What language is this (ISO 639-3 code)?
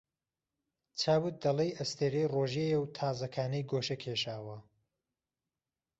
ckb